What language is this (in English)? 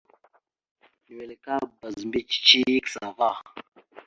Mada (Cameroon)